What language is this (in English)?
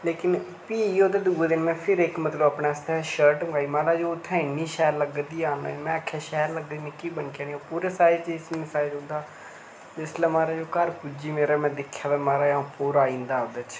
Dogri